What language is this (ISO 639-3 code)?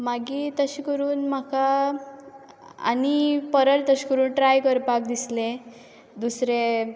kok